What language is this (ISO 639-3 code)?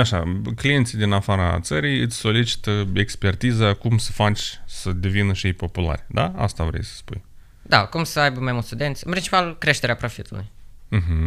ron